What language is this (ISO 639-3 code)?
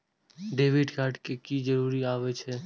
mai